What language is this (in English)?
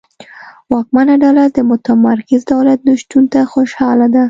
Pashto